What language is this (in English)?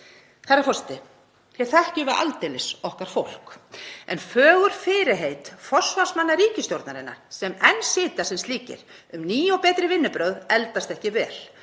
Icelandic